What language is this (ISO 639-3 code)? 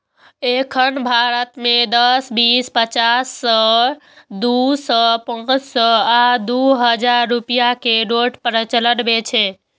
mai